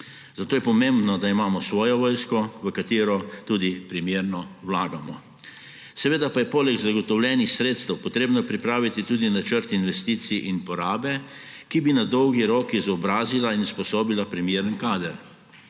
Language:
Slovenian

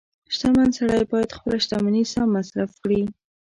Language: Pashto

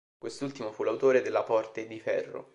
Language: Italian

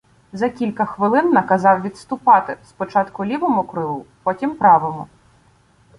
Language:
Ukrainian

